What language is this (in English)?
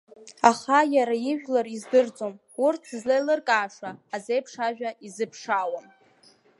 Abkhazian